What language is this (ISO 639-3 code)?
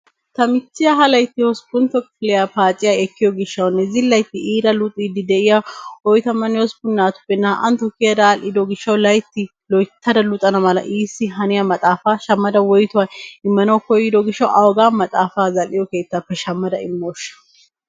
wal